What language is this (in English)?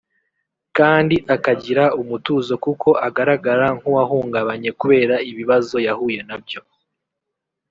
Kinyarwanda